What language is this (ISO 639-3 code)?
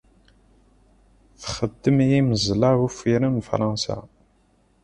kab